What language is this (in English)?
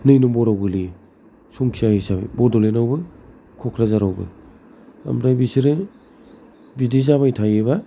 Bodo